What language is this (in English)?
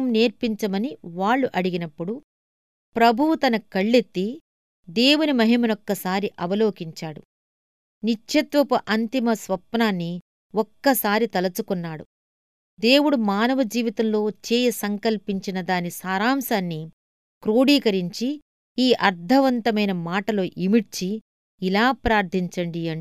Telugu